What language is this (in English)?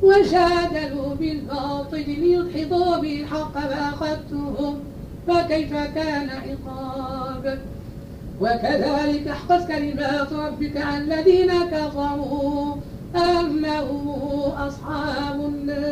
Arabic